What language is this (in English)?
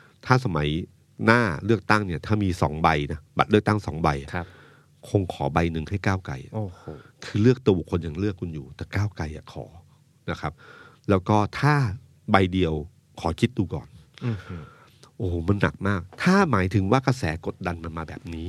Thai